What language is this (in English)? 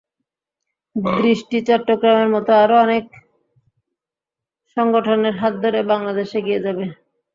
Bangla